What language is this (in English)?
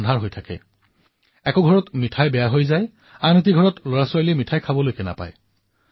Assamese